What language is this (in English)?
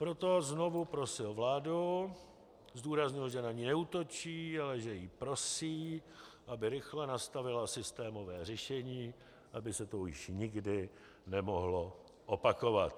Czech